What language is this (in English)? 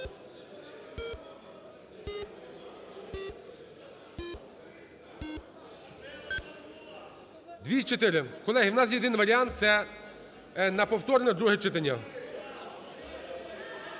Ukrainian